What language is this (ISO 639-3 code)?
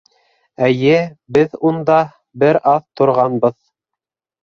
bak